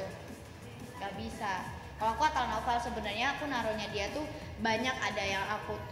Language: Indonesian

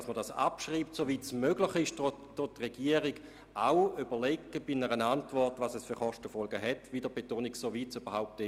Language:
Swiss German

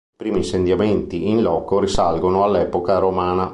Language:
Italian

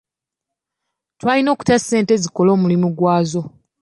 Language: Ganda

